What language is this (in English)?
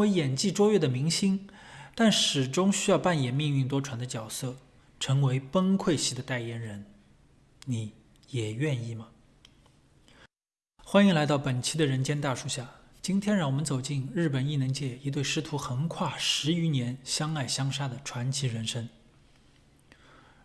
Chinese